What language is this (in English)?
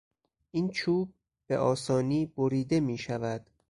Persian